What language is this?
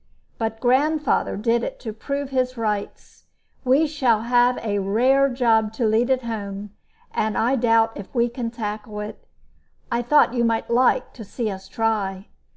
English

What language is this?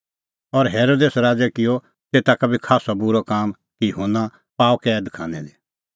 Kullu Pahari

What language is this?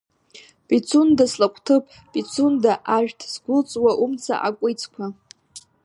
Abkhazian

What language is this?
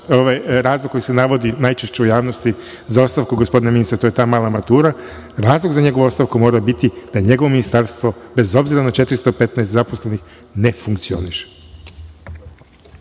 Serbian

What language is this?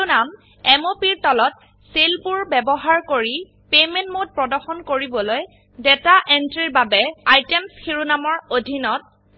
Assamese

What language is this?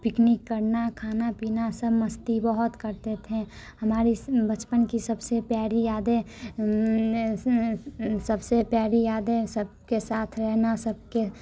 Hindi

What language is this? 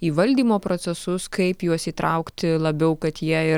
Lithuanian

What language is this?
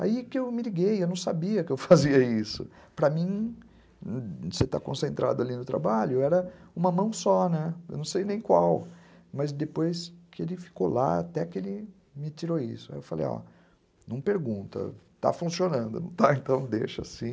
Portuguese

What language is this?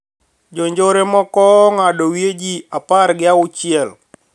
Luo (Kenya and Tanzania)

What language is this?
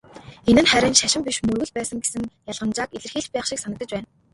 Mongolian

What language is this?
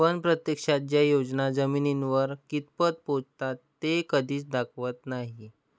Marathi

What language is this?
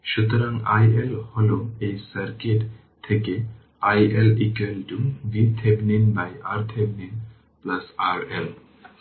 Bangla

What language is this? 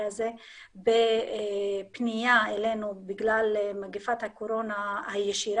Hebrew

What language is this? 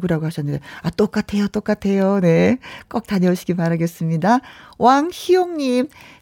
Korean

